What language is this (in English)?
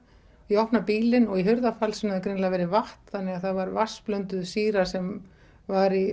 Icelandic